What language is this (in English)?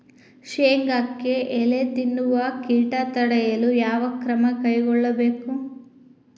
Kannada